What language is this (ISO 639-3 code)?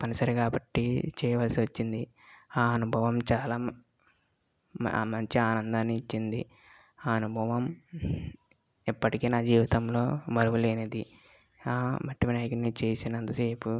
tel